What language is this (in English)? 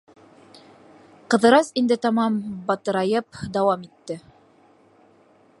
Bashkir